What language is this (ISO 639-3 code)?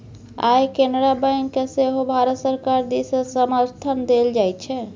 mai